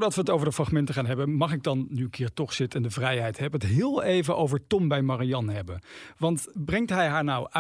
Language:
Dutch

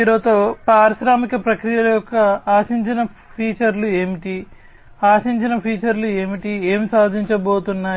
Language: Telugu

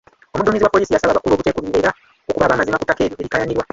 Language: Ganda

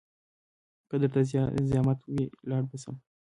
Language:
Pashto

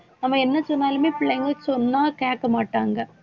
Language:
Tamil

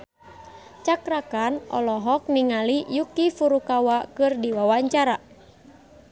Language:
Sundanese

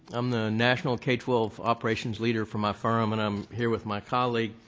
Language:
English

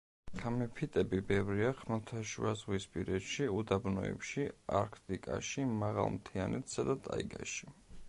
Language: Georgian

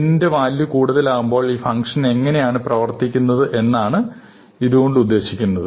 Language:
Malayalam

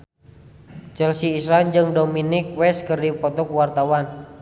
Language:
Sundanese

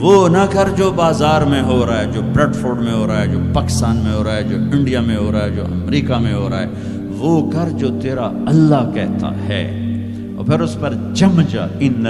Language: Urdu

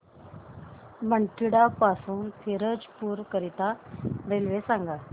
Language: Marathi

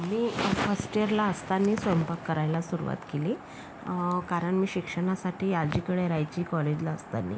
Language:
Marathi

